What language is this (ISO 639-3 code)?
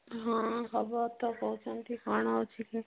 ori